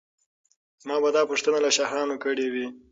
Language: Pashto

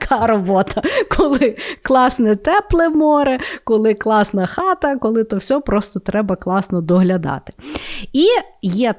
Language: Ukrainian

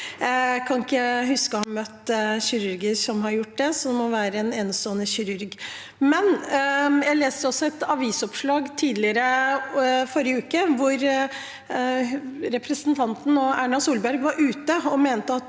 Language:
Norwegian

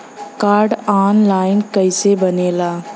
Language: Bhojpuri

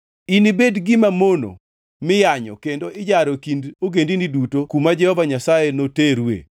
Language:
Luo (Kenya and Tanzania)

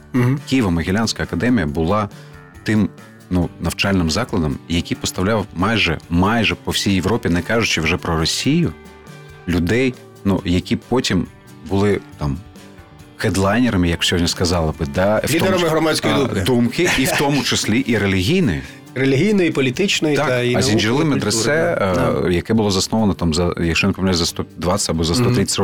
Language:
Ukrainian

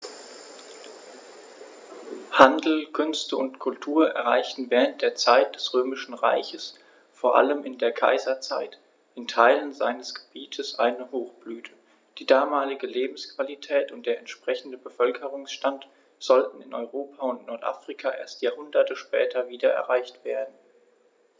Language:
German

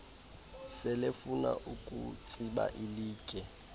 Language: Xhosa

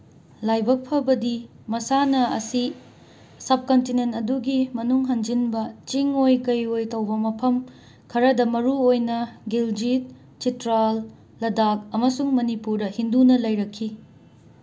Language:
Manipuri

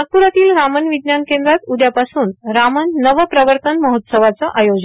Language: Marathi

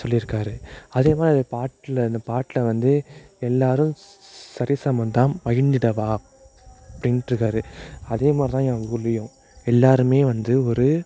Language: Tamil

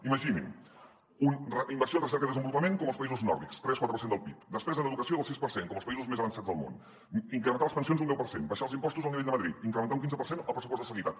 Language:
Catalan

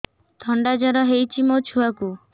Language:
Odia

